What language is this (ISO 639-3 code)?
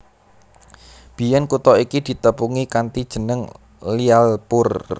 jav